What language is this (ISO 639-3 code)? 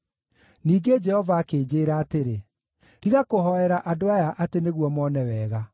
kik